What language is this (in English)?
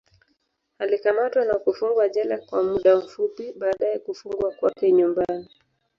Swahili